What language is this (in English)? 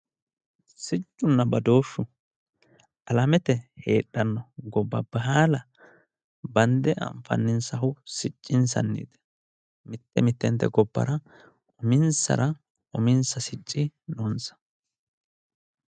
Sidamo